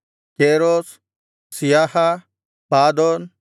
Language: Kannada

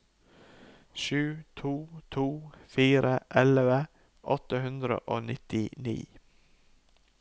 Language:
Norwegian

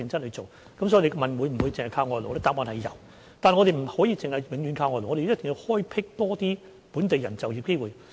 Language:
Cantonese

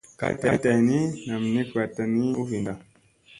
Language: Musey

